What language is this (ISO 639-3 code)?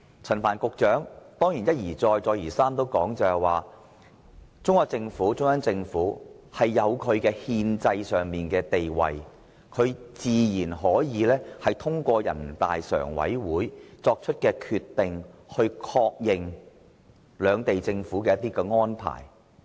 yue